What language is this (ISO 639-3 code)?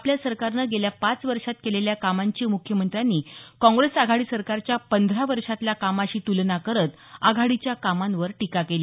mar